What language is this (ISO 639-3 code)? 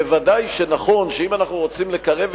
heb